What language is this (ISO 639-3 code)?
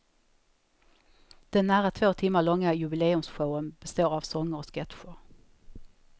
swe